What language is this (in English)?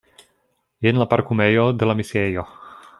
Esperanto